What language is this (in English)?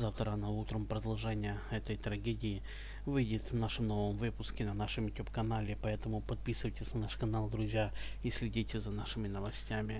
Russian